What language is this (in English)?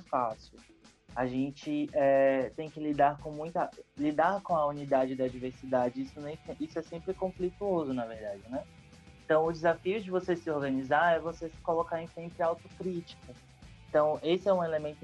Portuguese